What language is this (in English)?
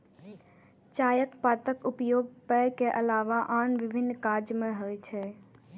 Maithili